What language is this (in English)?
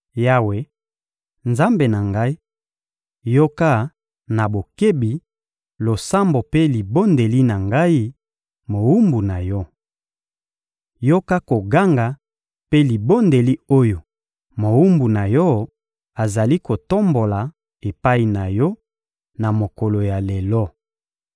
Lingala